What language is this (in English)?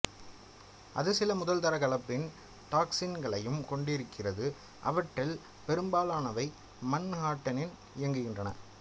Tamil